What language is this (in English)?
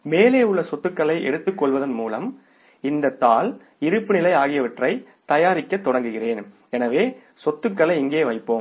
Tamil